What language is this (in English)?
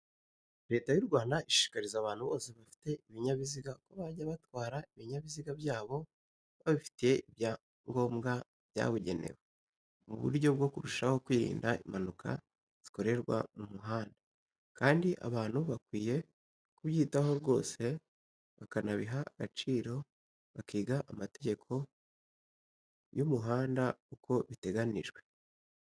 Kinyarwanda